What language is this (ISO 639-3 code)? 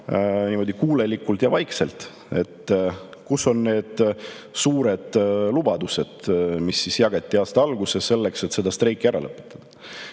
est